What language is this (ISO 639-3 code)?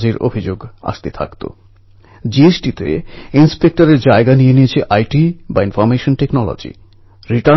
ben